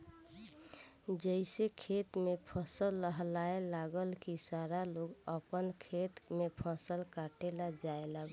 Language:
Bhojpuri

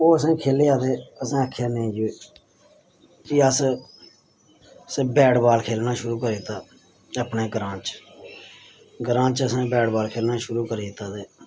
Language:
Dogri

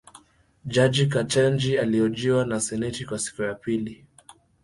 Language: Swahili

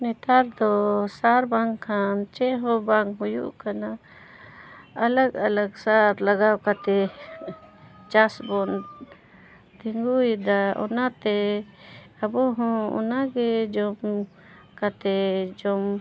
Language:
Santali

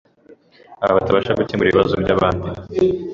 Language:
Kinyarwanda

